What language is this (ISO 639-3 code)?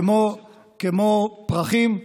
heb